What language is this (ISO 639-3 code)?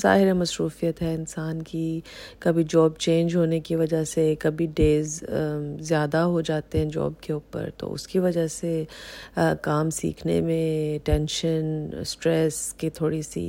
urd